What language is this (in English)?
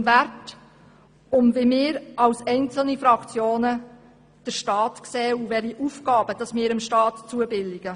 Swiss German